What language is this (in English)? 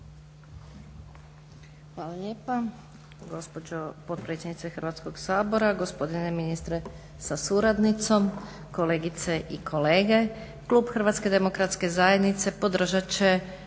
Croatian